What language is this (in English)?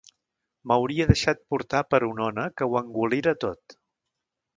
Catalan